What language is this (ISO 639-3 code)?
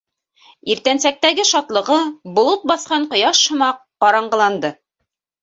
bak